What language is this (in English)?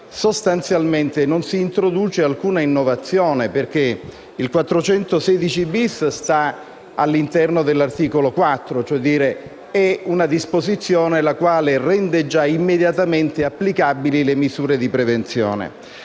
Italian